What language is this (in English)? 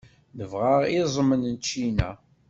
Kabyle